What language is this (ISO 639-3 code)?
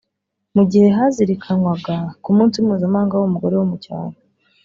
kin